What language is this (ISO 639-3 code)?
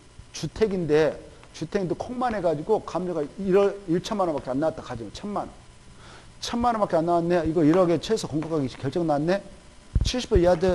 kor